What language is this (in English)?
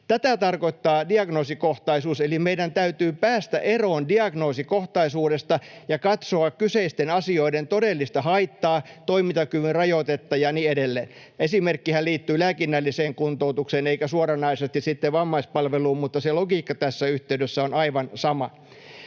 Finnish